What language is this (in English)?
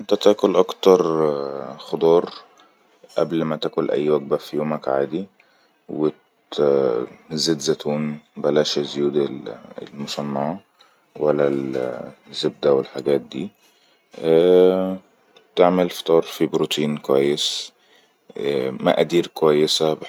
Egyptian Arabic